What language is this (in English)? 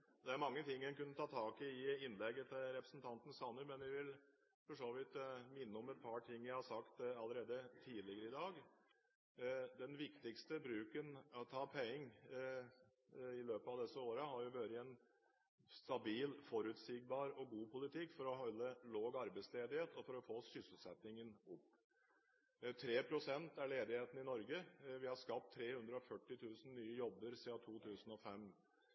Norwegian